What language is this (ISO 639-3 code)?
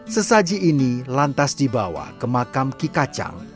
ind